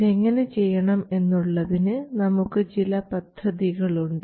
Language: Malayalam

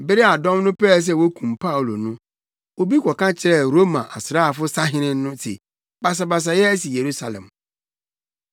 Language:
Akan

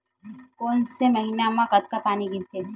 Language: Chhattisgarhi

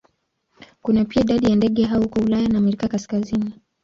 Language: Swahili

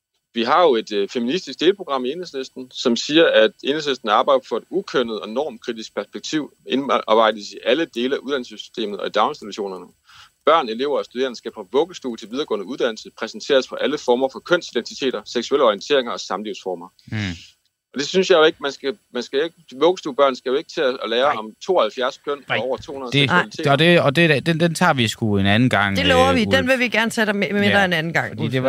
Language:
Danish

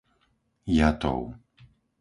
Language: Slovak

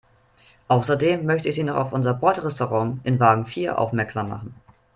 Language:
German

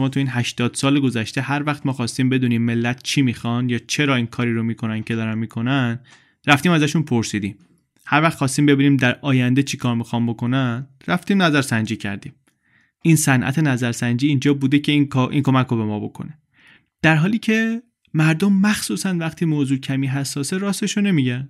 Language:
Persian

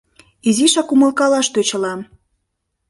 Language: Mari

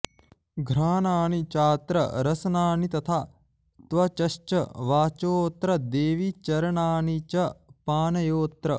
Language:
Sanskrit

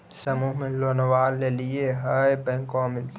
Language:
Magahi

